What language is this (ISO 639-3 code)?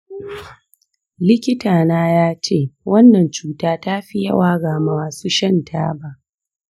hau